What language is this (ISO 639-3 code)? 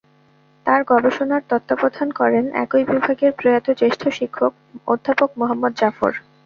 ben